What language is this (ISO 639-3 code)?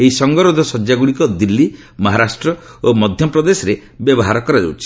ori